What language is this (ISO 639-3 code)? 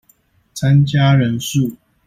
zho